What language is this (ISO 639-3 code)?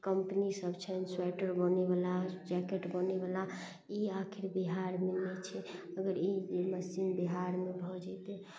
mai